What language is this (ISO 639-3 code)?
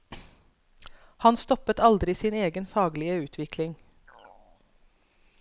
nor